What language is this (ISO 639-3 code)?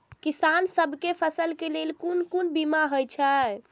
mai